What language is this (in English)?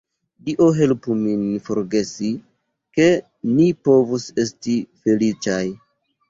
Esperanto